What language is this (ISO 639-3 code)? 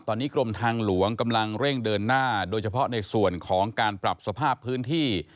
tha